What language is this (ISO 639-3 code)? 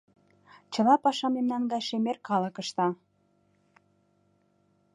chm